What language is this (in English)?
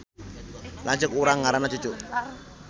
Sundanese